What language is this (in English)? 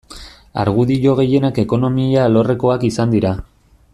Basque